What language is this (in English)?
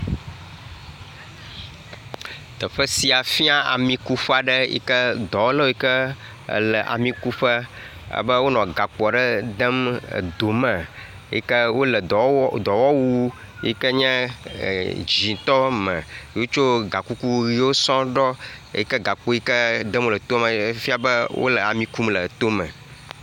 Ewe